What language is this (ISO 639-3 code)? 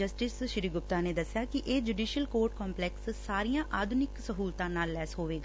pan